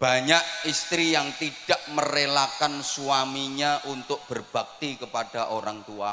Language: Indonesian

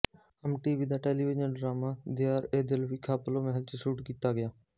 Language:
Punjabi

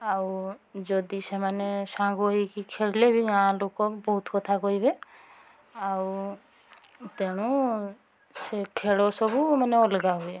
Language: Odia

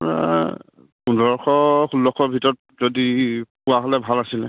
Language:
Assamese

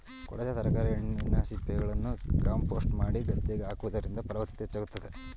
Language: Kannada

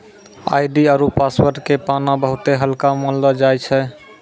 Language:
Maithili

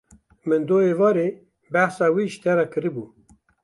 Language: Kurdish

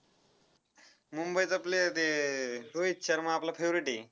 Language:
Marathi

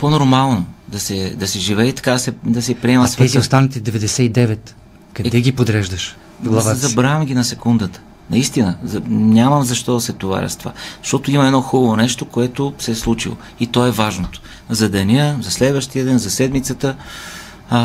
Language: Bulgarian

